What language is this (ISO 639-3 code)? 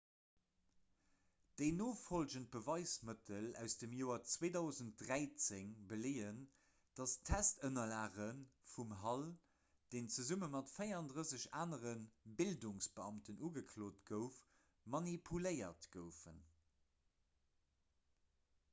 ltz